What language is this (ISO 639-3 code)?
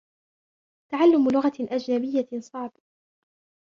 ara